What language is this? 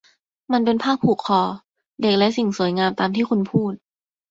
Thai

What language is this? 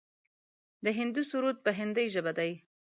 Pashto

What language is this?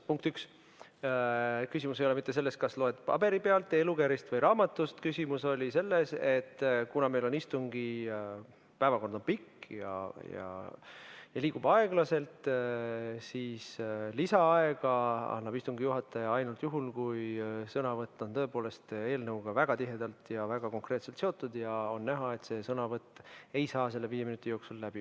Estonian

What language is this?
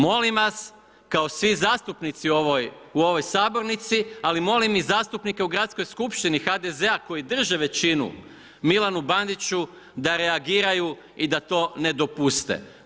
Croatian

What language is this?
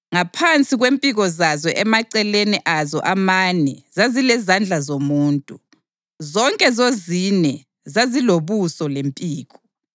North Ndebele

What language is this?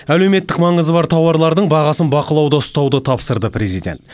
Kazakh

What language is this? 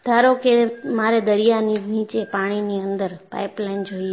Gujarati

